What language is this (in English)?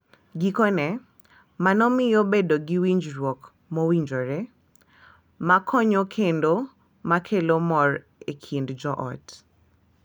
Luo (Kenya and Tanzania)